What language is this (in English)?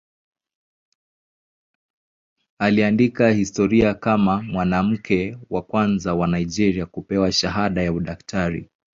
Swahili